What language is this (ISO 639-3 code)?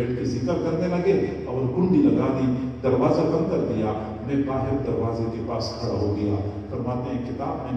ron